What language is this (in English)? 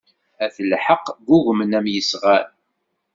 Kabyle